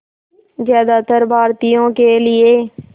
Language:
Hindi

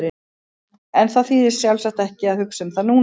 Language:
Icelandic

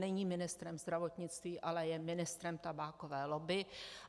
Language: Czech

